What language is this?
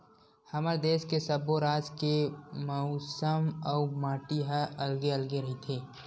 Chhattisgarhi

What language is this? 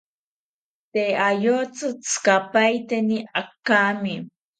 South Ucayali Ashéninka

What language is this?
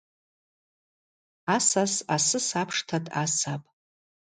Abaza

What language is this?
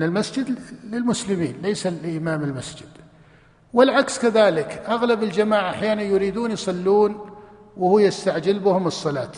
Arabic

